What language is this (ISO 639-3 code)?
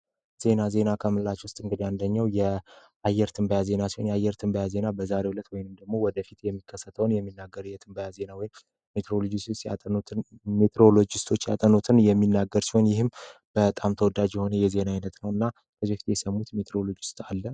amh